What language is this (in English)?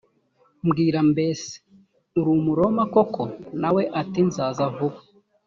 Kinyarwanda